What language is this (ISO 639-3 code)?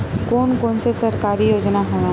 hne